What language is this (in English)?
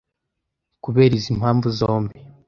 Kinyarwanda